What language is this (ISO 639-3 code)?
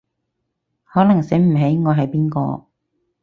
yue